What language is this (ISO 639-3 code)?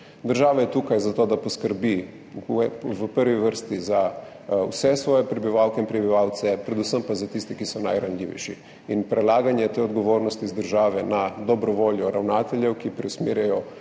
slv